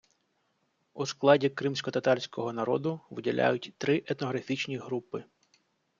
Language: Ukrainian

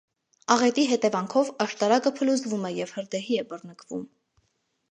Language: Armenian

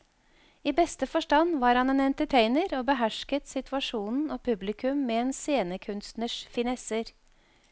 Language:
Norwegian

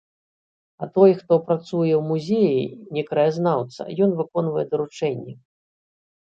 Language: Belarusian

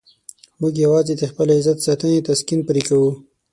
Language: Pashto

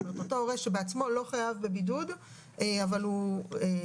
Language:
Hebrew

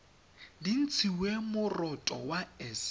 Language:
Tswana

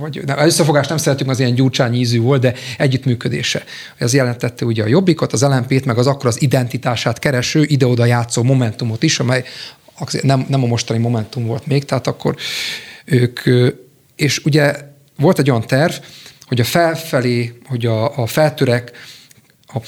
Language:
Hungarian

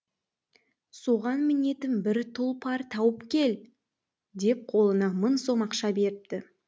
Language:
Kazakh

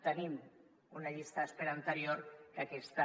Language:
Catalan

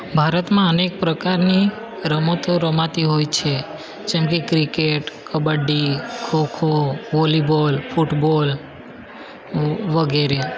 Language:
Gujarati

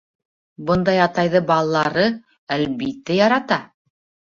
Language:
Bashkir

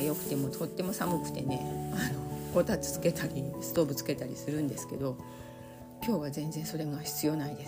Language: Japanese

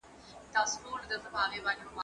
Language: Pashto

